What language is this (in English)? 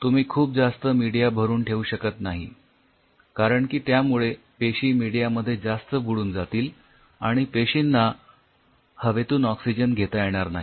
Marathi